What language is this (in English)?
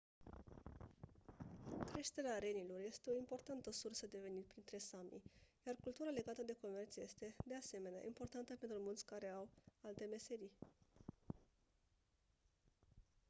Romanian